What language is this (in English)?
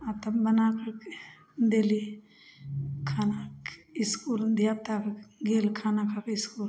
Maithili